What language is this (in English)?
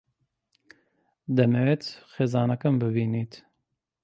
Central Kurdish